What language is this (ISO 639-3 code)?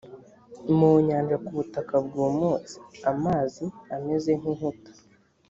kin